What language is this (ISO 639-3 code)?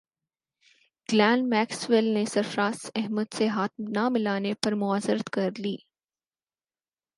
urd